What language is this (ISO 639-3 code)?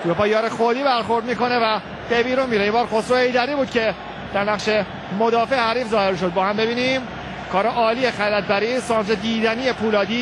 fas